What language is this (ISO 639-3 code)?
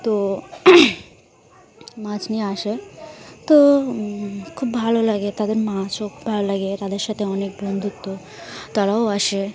ben